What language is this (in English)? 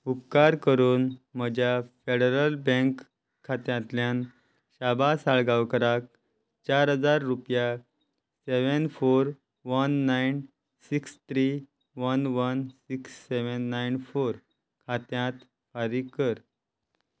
Konkani